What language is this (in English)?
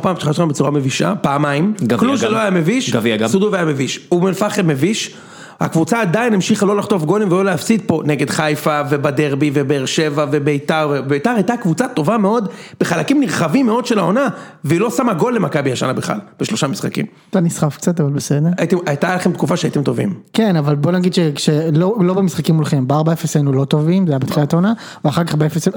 Hebrew